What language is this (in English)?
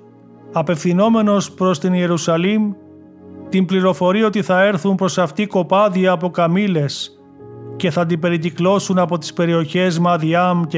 Greek